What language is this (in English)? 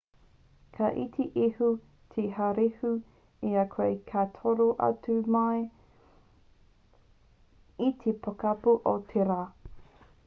Māori